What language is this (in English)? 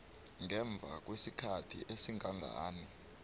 South Ndebele